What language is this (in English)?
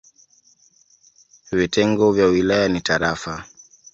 Swahili